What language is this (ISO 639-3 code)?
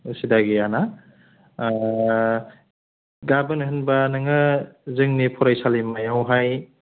brx